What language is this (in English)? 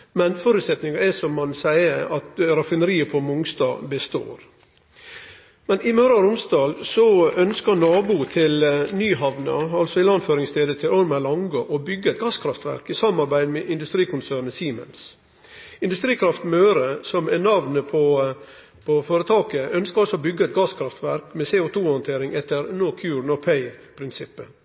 Norwegian Nynorsk